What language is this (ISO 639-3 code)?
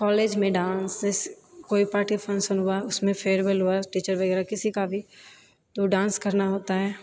mai